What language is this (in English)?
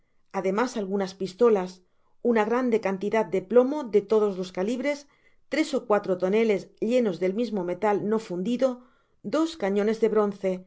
Spanish